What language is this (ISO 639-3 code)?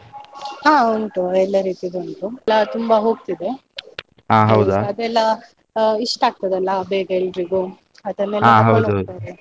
kan